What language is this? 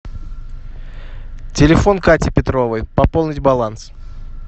Russian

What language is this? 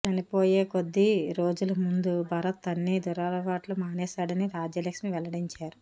Telugu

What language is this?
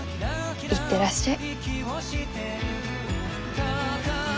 Japanese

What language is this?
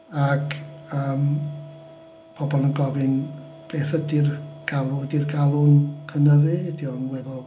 Welsh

